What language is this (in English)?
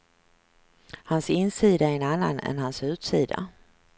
Swedish